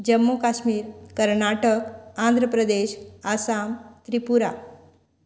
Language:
Konkani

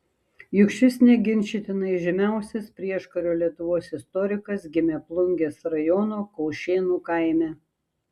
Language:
Lithuanian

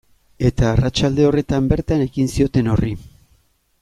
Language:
Basque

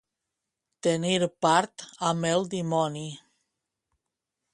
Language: Catalan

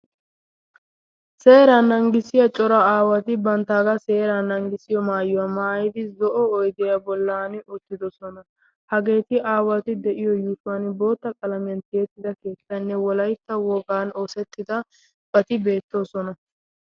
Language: Wolaytta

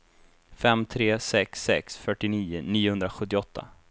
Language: Swedish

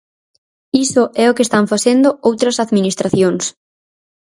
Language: Galician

